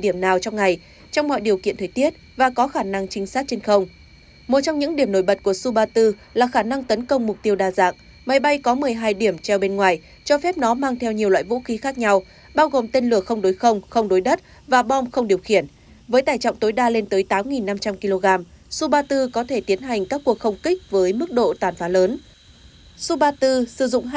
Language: Vietnamese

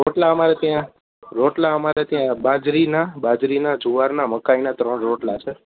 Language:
Gujarati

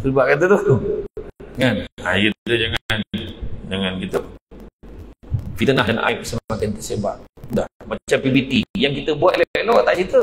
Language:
Malay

